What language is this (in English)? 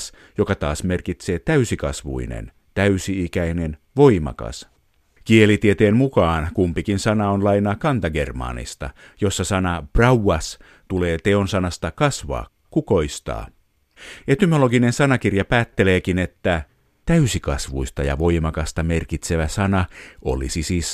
Finnish